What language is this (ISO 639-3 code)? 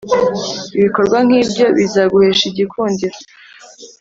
kin